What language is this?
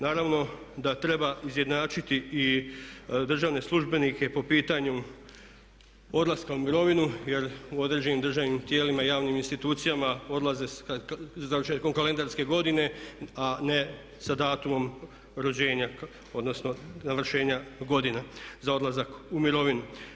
Croatian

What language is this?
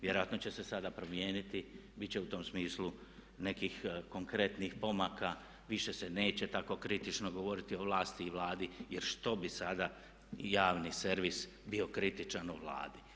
Croatian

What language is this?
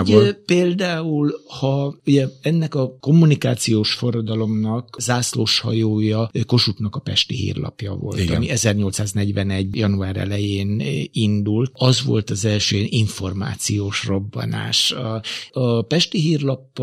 Hungarian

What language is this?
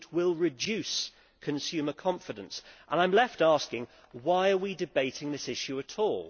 English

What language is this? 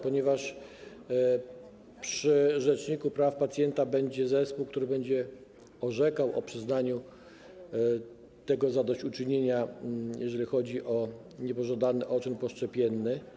Polish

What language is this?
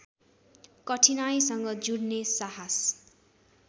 Nepali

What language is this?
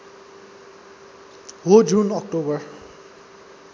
Nepali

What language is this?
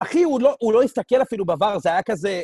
Hebrew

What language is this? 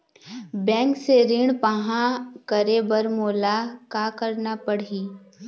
Chhattisgarhi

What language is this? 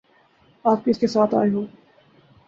Urdu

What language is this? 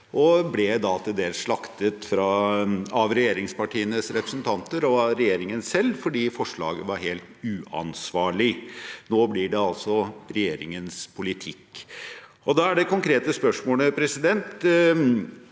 Norwegian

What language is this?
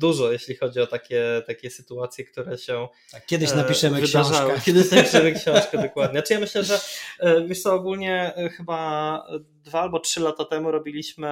Polish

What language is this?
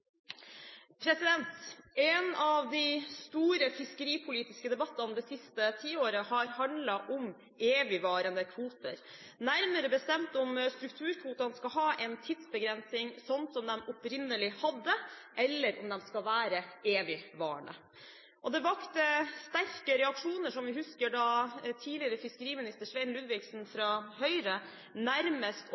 Norwegian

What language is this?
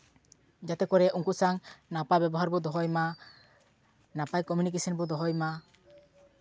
Santali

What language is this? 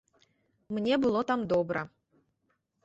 Belarusian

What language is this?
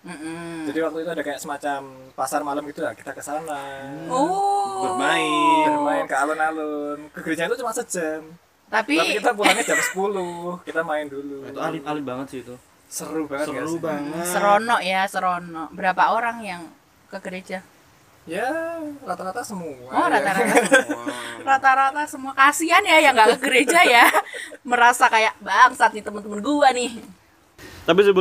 Indonesian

